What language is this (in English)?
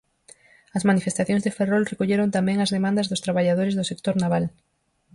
Galician